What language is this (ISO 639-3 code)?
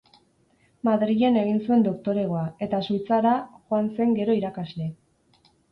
eus